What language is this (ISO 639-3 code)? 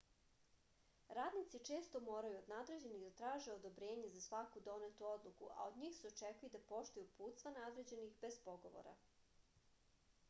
srp